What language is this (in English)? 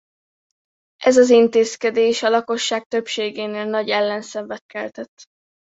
Hungarian